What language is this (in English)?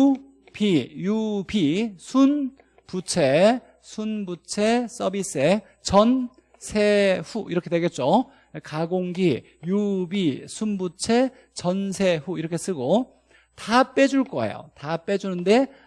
Korean